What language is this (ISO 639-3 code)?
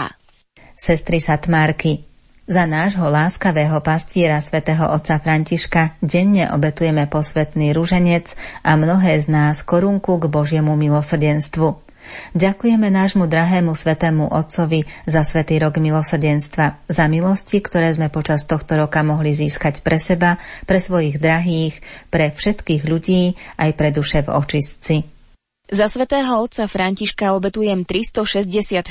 slk